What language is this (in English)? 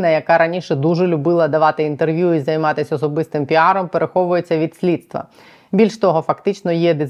Ukrainian